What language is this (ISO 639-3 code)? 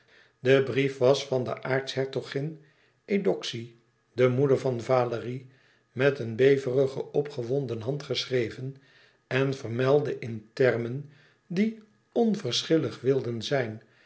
nld